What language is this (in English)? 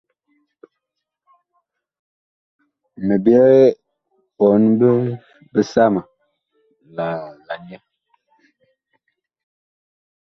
Bakoko